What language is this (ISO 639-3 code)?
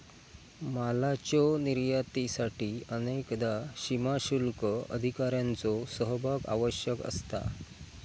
mar